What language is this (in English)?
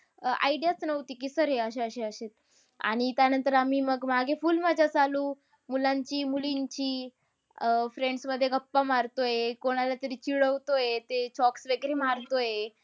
Marathi